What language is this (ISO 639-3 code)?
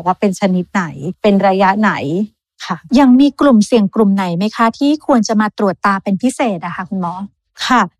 tha